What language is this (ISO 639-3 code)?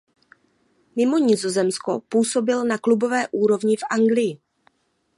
ces